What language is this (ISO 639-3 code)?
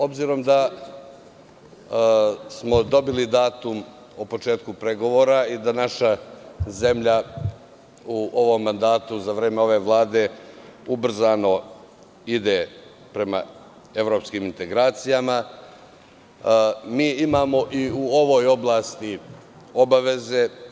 srp